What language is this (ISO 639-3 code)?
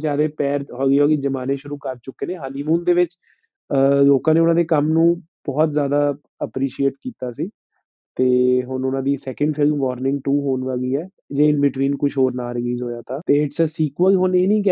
pan